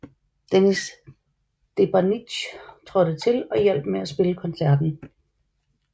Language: Danish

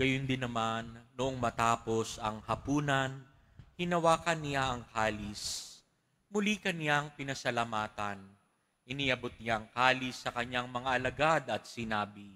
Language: Filipino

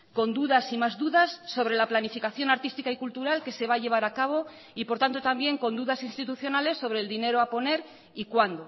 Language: Spanish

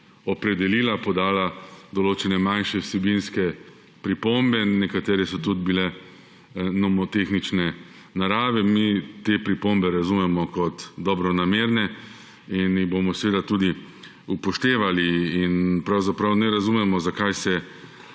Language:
Slovenian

